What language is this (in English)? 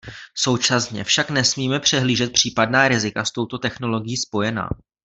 Czech